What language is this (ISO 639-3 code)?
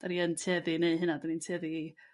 cym